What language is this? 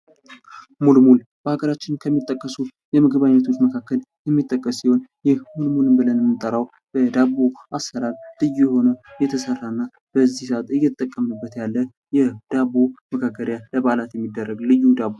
Amharic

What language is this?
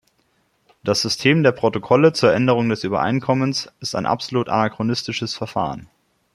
German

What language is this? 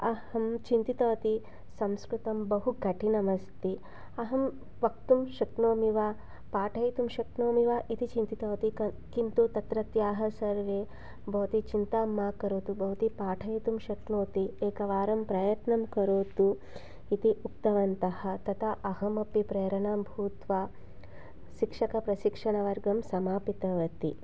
Sanskrit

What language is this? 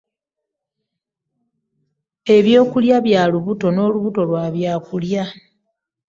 Ganda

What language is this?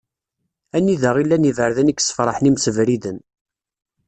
Kabyle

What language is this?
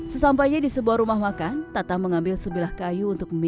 Indonesian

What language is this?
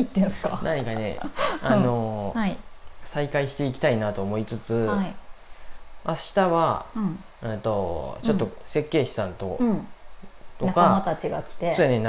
Japanese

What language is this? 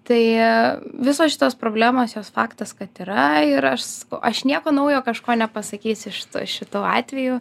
Lithuanian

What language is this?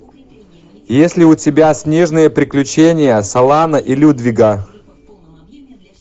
Russian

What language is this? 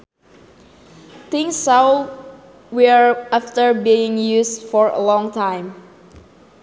Sundanese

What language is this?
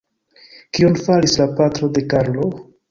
Esperanto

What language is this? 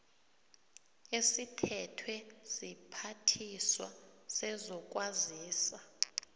South Ndebele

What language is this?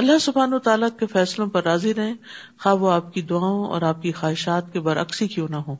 Urdu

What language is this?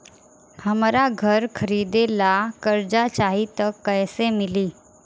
Bhojpuri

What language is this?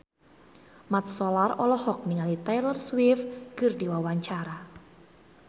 Sundanese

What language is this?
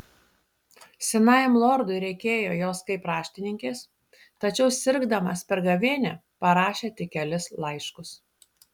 Lithuanian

